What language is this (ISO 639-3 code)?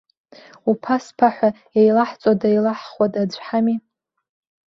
abk